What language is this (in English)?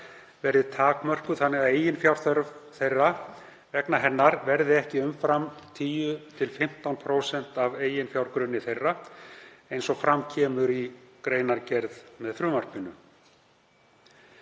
Icelandic